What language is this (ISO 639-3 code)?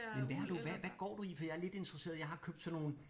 dan